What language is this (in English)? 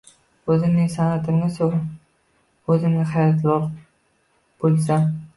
Uzbek